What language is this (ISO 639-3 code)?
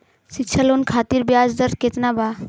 bho